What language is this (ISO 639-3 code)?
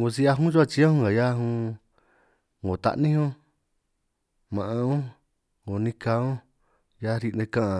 trq